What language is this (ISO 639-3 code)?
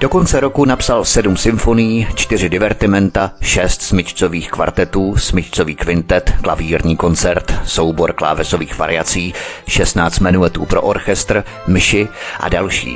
ces